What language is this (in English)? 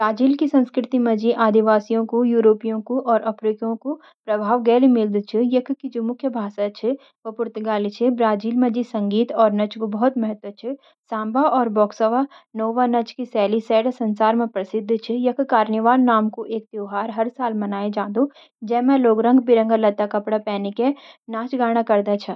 Garhwali